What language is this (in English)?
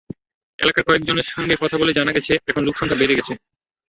Bangla